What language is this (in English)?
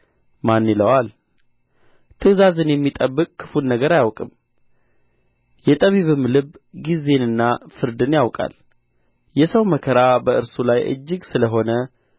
Amharic